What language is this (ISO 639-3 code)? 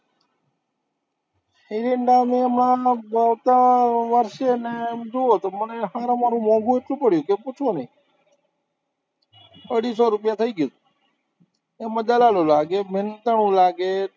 guj